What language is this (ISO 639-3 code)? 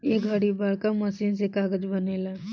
bho